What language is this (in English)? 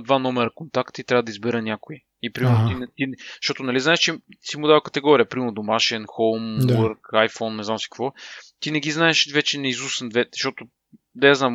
Bulgarian